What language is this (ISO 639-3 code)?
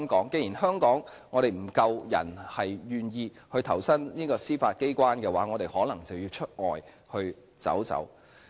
yue